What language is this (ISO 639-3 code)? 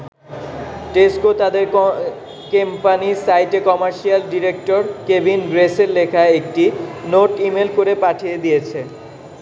ben